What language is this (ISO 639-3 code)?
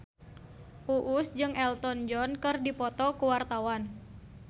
sun